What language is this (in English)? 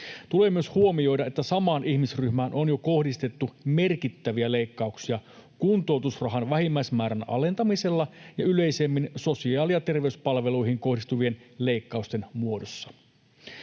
Finnish